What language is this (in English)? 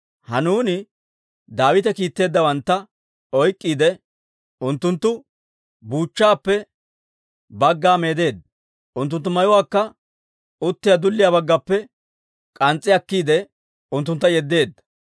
Dawro